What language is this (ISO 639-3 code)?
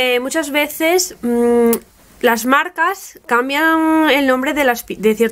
spa